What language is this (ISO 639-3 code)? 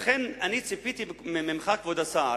heb